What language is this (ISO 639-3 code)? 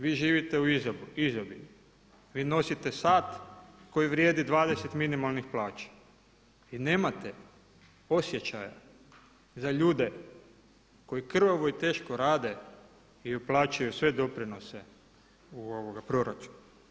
hrv